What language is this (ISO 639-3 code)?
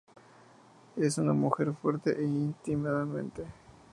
spa